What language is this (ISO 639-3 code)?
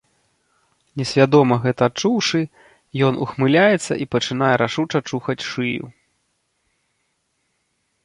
bel